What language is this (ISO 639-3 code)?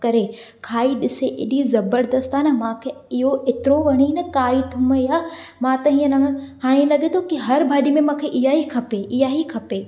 snd